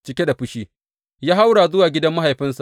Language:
Hausa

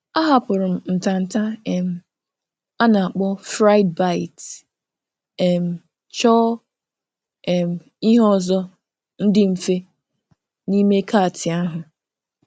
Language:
Igbo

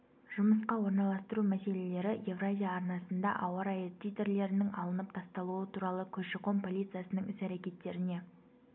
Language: Kazakh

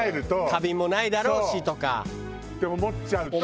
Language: Japanese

